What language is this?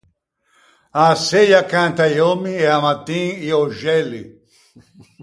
Ligurian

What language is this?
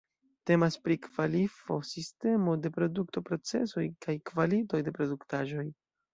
Esperanto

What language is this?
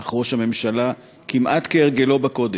Hebrew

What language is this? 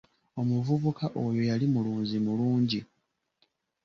Ganda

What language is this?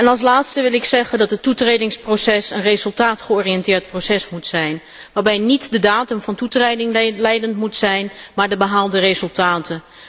Dutch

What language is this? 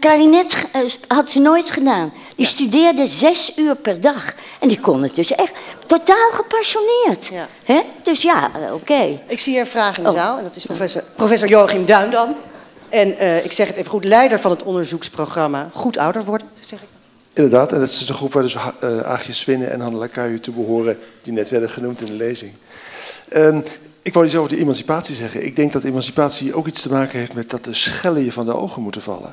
Dutch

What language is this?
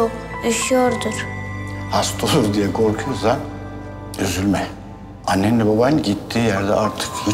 Turkish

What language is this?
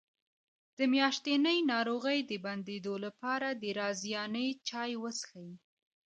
Pashto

